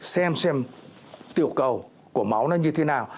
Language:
Vietnamese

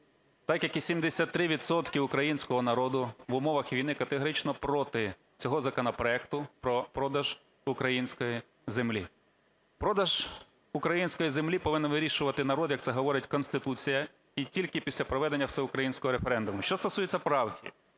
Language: Ukrainian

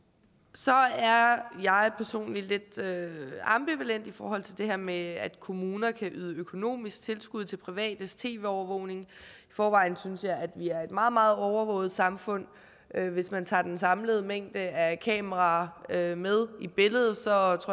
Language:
Danish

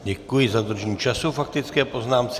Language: Czech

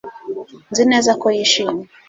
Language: Kinyarwanda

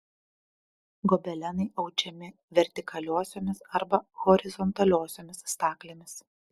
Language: Lithuanian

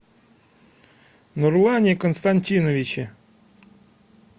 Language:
Russian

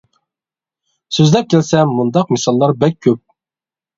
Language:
Uyghur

